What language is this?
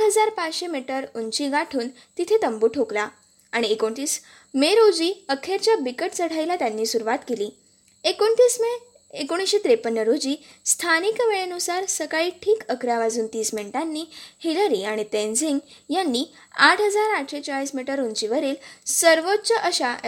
Marathi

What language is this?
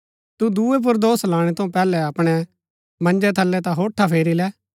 Gaddi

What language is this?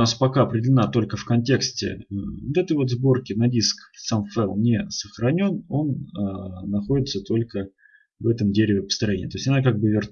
Russian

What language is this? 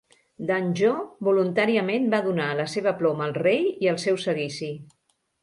Catalan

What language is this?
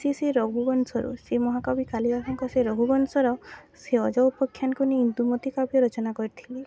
Odia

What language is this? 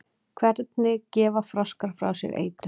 Icelandic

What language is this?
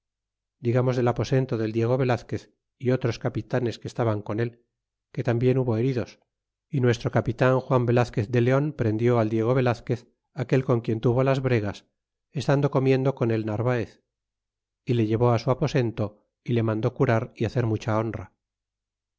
Spanish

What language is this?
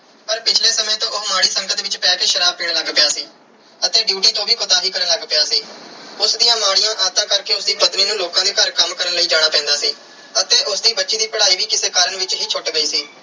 Punjabi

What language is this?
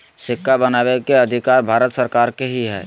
Magahi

